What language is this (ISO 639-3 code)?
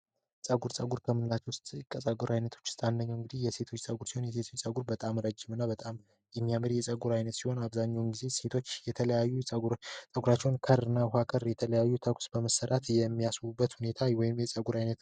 amh